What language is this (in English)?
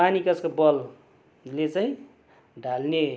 Nepali